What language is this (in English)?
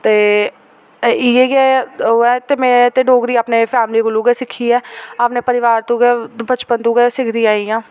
Dogri